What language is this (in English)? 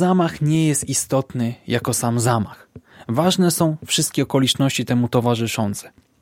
Polish